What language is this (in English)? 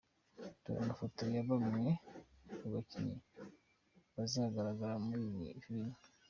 Kinyarwanda